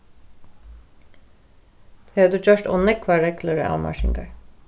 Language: Faroese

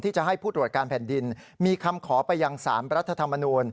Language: Thai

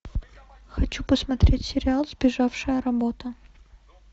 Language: Russian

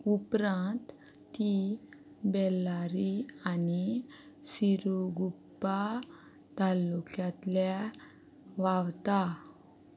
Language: Konkani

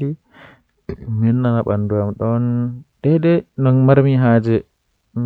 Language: Western Niger Fulfulde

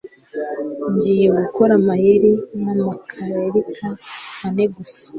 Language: Kinyarwanda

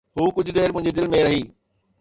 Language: Sindhi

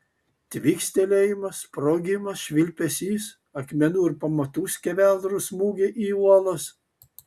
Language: Lithuanian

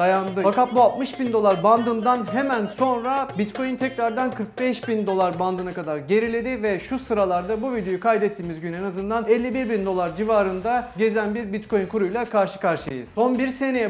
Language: Turkish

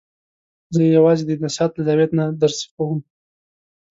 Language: Pashto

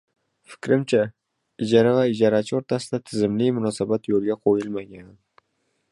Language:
Uzbek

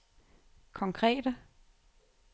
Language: Danish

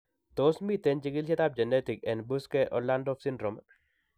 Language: Kalenjin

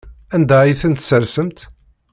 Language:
Kabyle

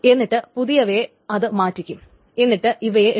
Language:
Malayalam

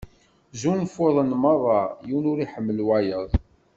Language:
Kabyle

